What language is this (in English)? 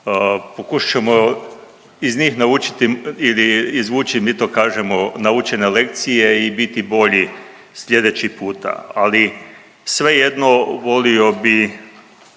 Croatian